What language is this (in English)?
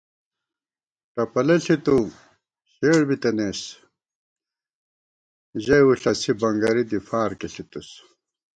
Gawar-Bati